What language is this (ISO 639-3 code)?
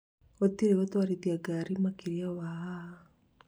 kik